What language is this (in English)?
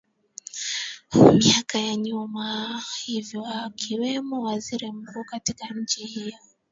Swahili